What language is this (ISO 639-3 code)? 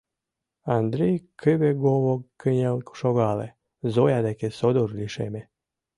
chm